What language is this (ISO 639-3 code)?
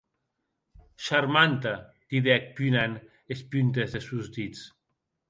oci